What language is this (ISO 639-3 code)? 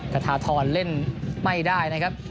tha